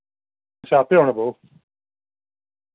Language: Dogri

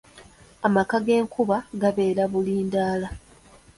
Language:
Ganda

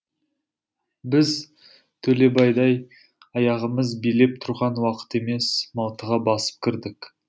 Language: Kazakh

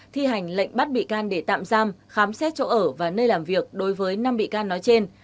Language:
Vietnamese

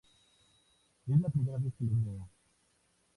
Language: Spanish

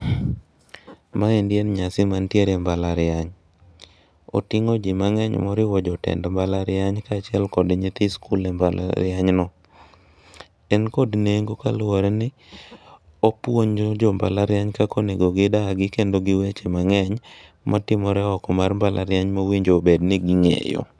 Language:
Luo (Kenya and Tanzania)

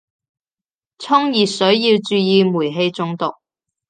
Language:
Cantonese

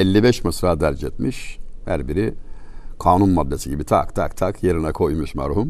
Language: Turkish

